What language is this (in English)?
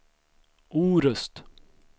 Swedish